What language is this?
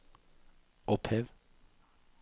Norwegian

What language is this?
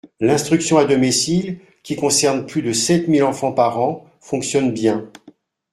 French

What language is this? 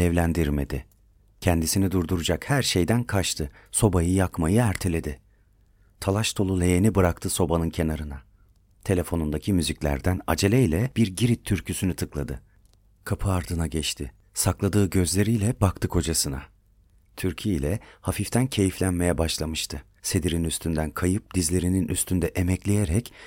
Turkish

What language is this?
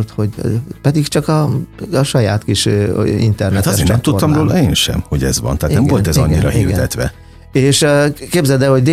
Hungarian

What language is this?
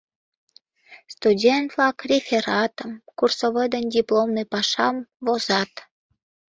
Mari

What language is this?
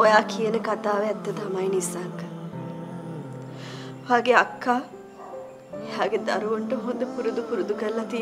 Romanian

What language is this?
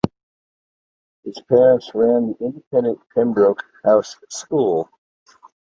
English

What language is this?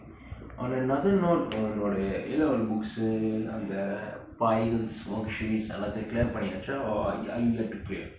English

